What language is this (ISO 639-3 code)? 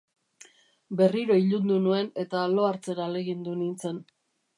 eus